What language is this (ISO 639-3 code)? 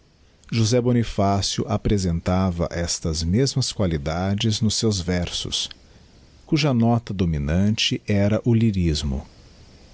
por